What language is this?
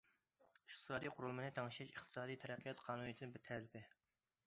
Uyghur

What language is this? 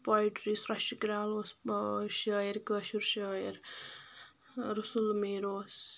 Kashmiri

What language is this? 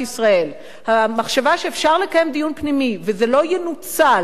Hebrew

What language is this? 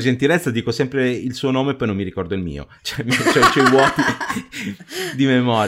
Italian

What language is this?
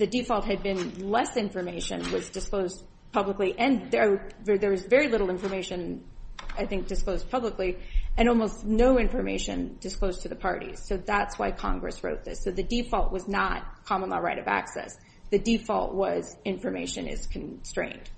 English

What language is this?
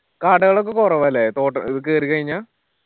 Malayalam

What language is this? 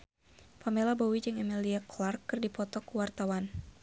Sundanese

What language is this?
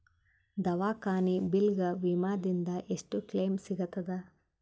Kannada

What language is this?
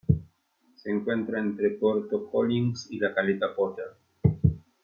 Spanish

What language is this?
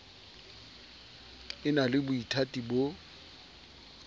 Southern Sotho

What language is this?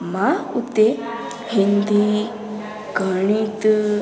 Sindhi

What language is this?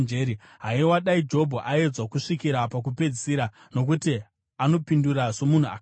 Shona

